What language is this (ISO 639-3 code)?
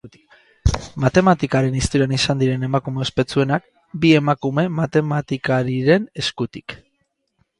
eus